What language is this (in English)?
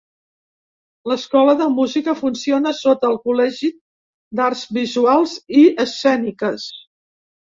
Catalan